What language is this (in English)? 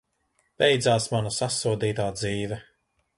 Latvian